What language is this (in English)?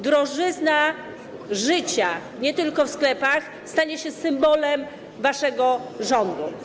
Polish